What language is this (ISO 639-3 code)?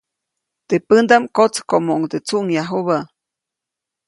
zoc